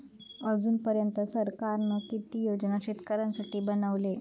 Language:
Marathi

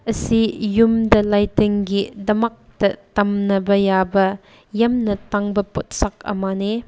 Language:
Manipuri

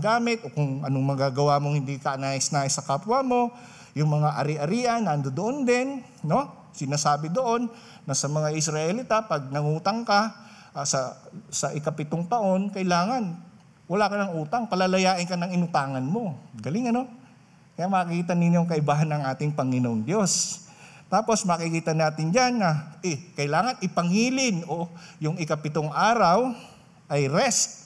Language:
Filipino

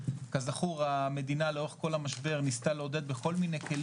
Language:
Hebrew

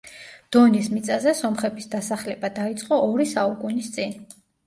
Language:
Georgian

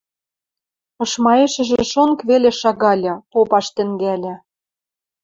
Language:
Western Mari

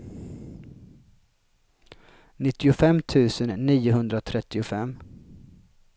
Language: Swedish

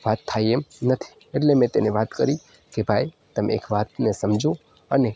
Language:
Gujarati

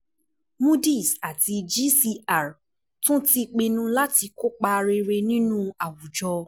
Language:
Yoruba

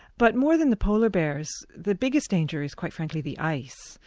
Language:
English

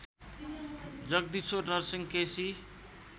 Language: Nepali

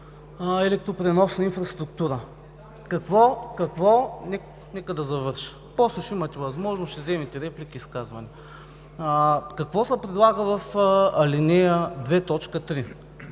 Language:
Bulgarian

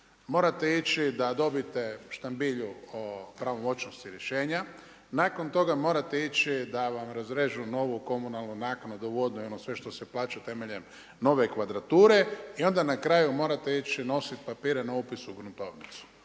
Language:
Croatian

